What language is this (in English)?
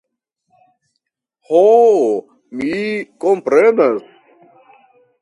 Esperanto